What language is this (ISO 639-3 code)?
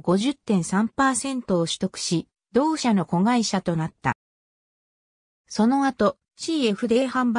jpn